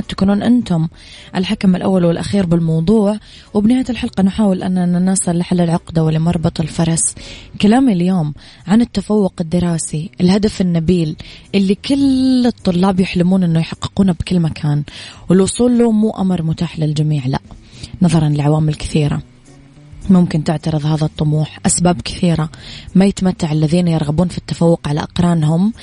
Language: Arabic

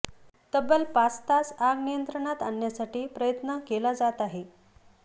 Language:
Marathi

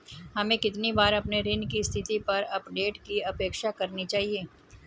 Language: Hindi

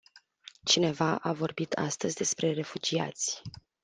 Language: Romanian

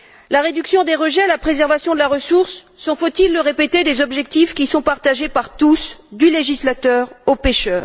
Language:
French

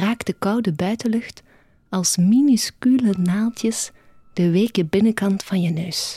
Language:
Dutch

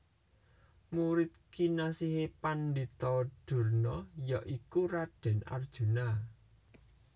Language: Javanese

